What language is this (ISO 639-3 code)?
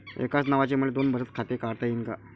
mar